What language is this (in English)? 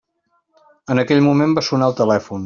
Catalan